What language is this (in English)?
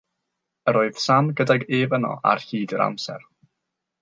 Welsh